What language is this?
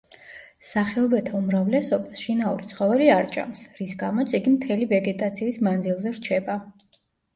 Georgian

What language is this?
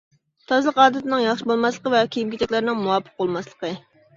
Uyghur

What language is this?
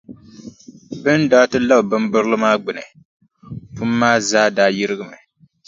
Dagbani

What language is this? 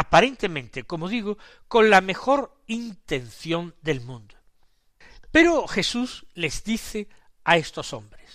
Spanish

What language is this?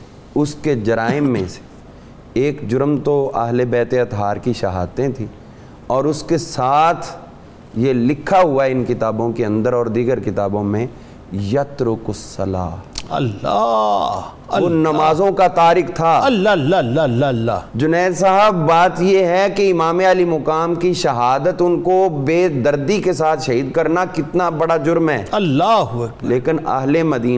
Urdu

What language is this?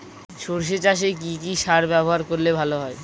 Bangla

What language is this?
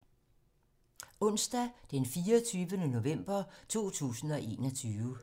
Danish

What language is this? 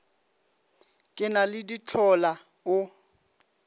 Northern Sotho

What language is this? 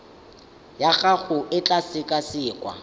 Tswana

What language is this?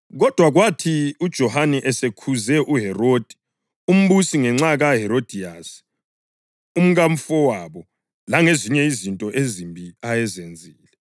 North Ndebele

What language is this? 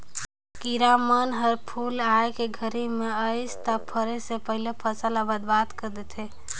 Chhattisgarhi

